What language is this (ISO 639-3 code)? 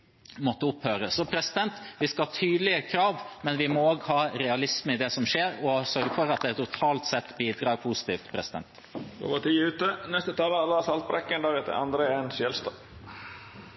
nor